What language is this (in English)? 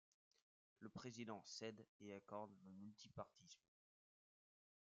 French